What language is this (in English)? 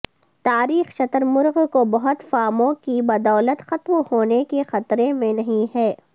Urdu